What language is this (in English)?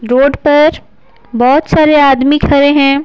Hindi